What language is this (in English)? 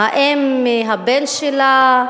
Hebrew